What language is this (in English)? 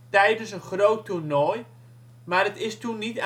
Dutch